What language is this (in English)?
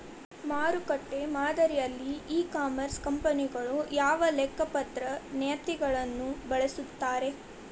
Kannada